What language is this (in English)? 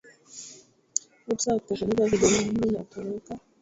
Swahili